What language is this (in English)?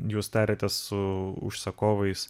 Lithuanian